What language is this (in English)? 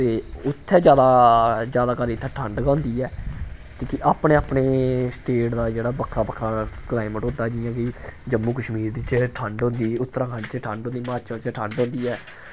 Dogri